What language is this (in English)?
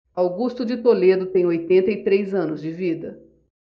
Portuguese